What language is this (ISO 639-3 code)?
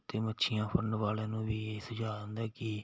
pan